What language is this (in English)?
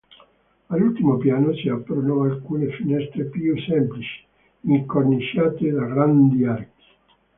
Italian